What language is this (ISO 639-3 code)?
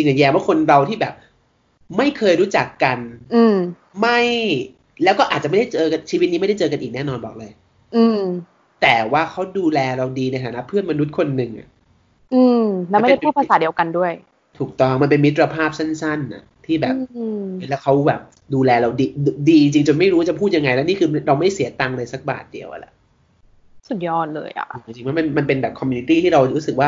tha